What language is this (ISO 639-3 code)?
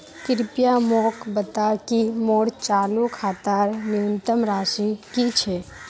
mag